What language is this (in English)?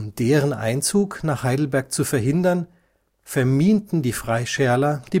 German